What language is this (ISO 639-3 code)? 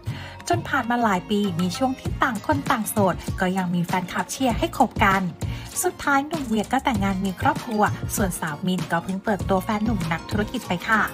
tha